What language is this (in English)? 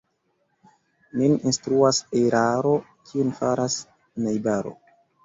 Esperanto